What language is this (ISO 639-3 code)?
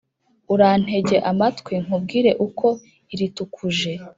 kin